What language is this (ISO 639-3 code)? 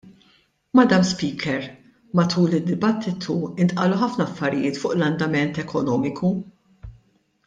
mlt